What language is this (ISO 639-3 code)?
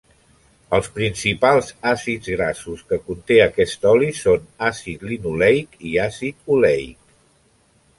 cat